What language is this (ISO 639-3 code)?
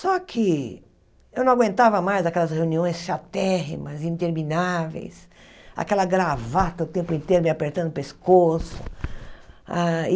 por